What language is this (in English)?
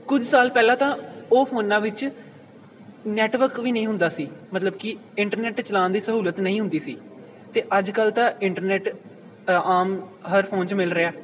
Punjabi